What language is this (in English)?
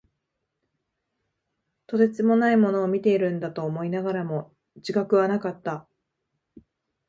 Japanese